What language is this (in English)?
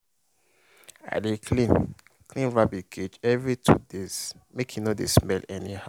Nigerian Pidgin